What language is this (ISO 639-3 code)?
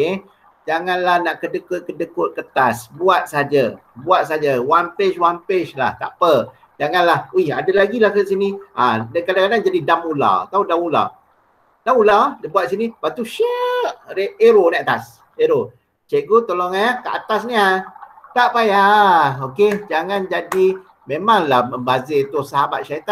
msa